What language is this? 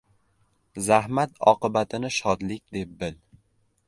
Uzbek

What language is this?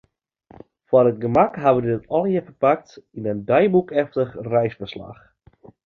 Western Frisian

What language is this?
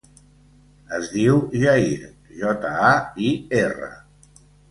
Catalan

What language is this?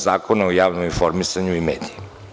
Serbian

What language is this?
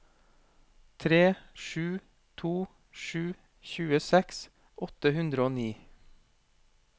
Norwegian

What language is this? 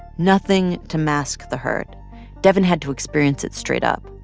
English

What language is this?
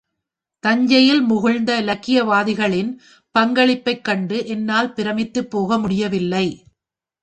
Tamil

